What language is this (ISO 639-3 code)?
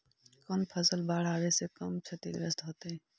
mag